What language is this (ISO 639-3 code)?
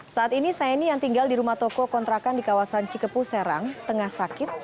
ind